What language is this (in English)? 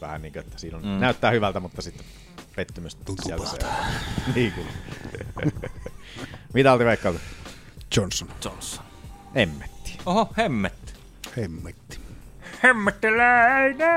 Finnish